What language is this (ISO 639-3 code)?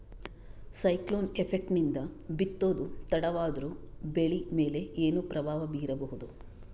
kan